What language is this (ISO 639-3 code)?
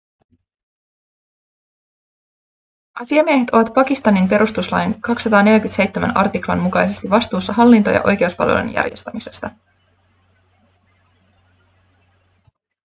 fin